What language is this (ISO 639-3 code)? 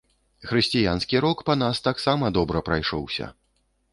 bel